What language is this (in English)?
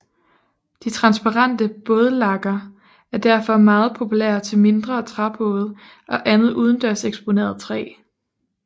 Danish